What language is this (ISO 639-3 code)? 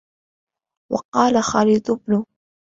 ara